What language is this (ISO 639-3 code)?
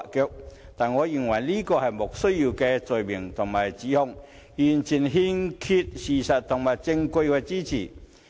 yue